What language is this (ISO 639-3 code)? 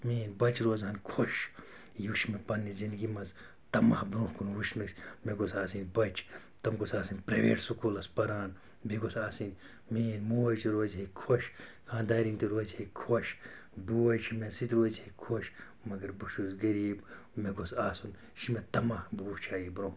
kas